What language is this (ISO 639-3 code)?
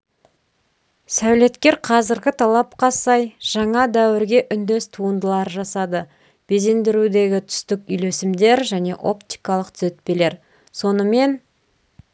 kaz